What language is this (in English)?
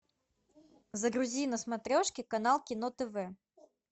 Russian